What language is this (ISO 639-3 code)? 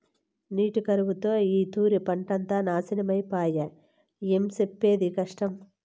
tel